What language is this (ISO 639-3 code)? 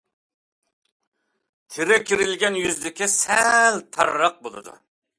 uig